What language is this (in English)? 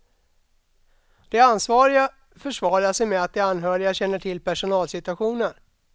Swedish